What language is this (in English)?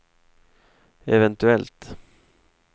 Swedish